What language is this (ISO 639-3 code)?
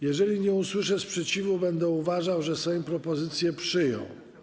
pol